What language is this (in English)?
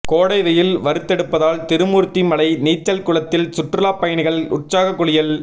Tamil